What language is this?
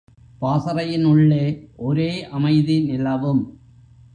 Tamil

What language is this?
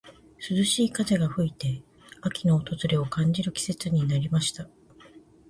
Japanese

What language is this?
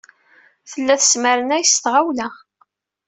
Kabyle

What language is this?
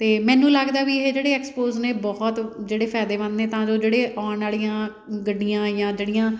Punjabi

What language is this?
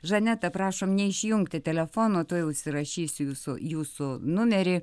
Lithuanian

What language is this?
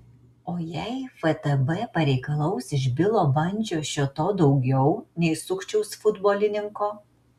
Lithuanian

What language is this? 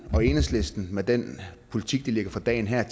Danish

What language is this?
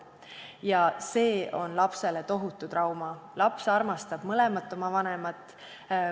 Estonian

